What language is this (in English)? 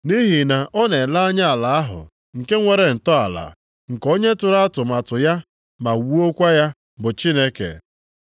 Igbo